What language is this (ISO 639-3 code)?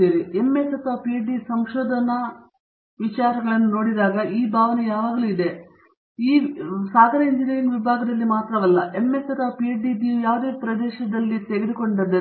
kan